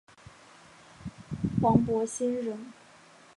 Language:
Chinese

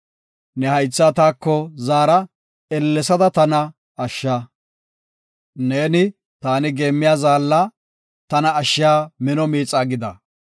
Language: Gofa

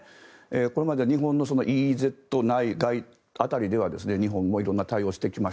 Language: Japanese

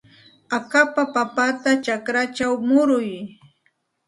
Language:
Santa Ana de Tusi Pasco Quechua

